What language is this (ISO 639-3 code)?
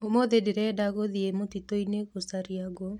kik